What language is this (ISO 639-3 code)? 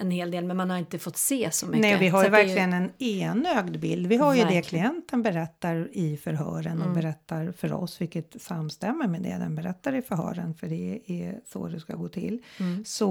swe